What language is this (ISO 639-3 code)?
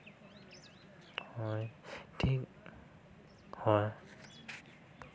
sat